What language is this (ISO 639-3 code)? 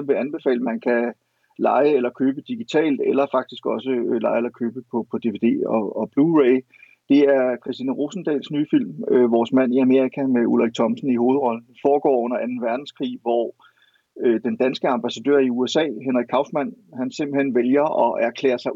dan